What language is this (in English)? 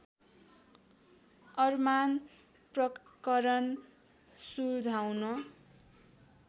Nepali